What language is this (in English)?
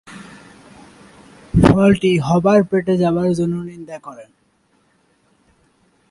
Bangla